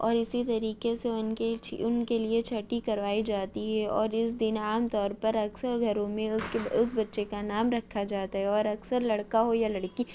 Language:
Urdu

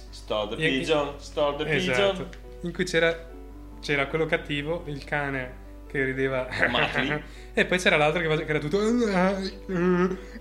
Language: Italian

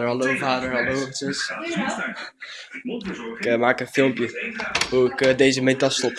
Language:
Dutch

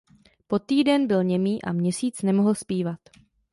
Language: Czech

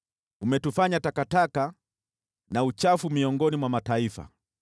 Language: Swahili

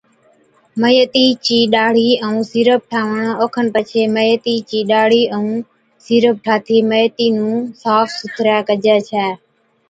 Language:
Od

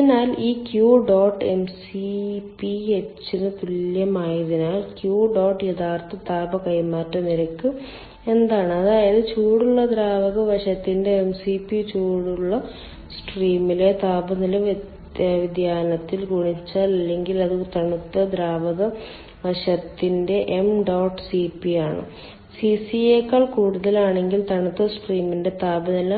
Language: Malayalam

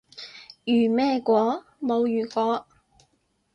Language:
Cantonese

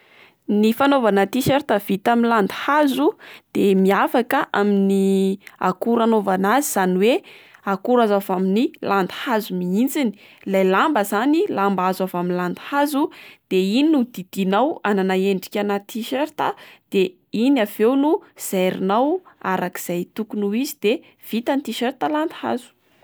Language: Malagasy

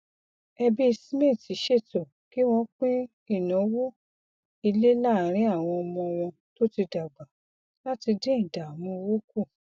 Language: Yoruba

